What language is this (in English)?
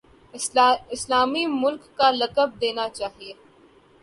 Urdu